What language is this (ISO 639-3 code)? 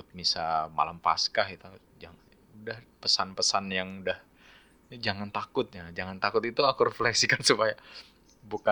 ind